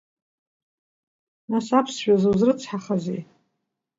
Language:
Abkhazian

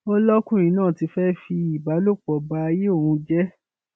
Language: Yoruba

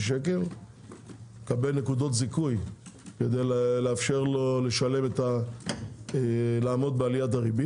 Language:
Hebrew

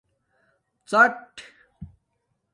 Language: Domaaki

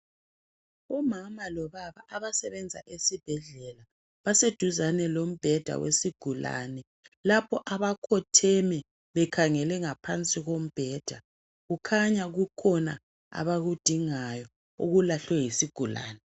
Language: North Ndebele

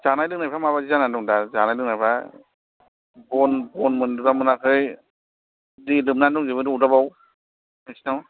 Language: Bodo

